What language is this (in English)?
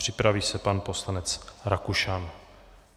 Czech